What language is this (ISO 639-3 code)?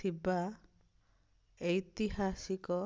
ori